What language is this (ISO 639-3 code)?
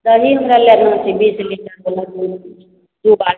mai